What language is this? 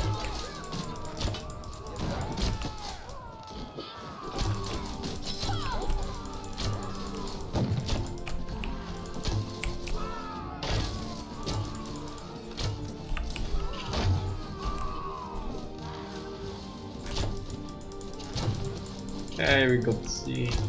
English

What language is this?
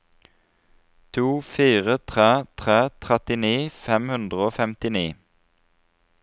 Norwegian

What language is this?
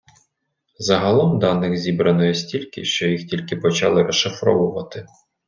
Ukrainian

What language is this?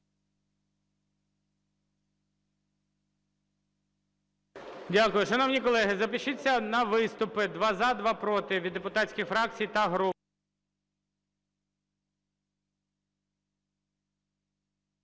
Ukrainian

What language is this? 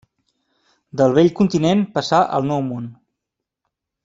Catalan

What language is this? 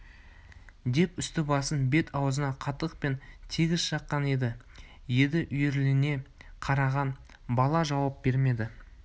Kazakh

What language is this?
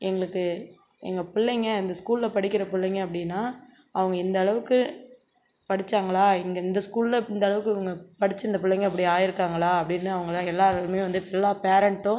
Tamil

